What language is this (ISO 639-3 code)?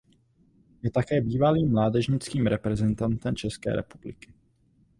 ces